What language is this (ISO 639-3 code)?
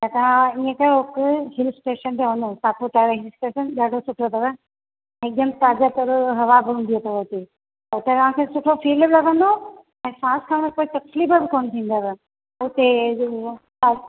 snd